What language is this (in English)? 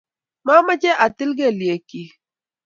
Kalenjin